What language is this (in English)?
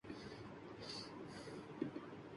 Urdu